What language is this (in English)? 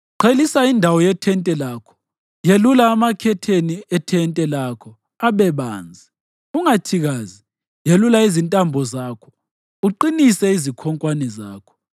North Ndebele